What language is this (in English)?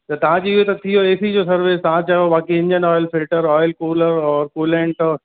Sindhi